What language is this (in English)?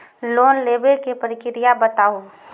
Maithili